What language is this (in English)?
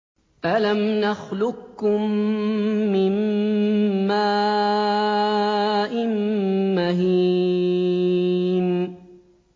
Arabic